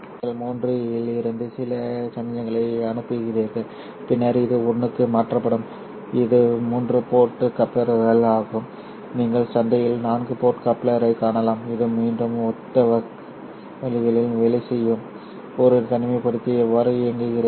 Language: Tamil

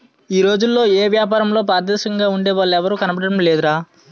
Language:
Telugu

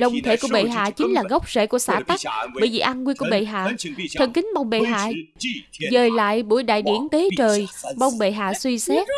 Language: Vietnamese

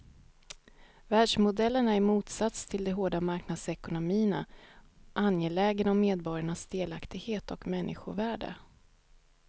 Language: Swedish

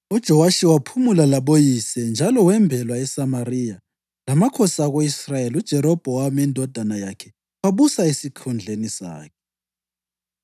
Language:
North Ndebele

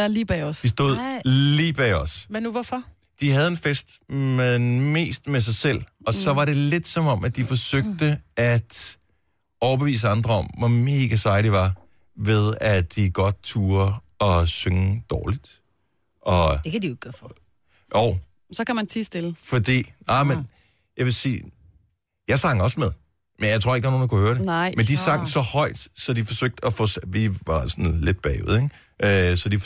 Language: Danish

